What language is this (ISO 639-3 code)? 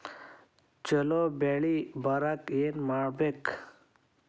kan